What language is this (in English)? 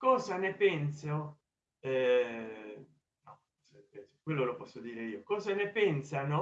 Italian